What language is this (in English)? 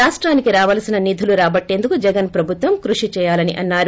Telugu